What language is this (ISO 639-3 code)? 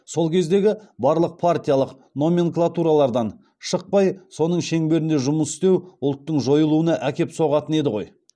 kaz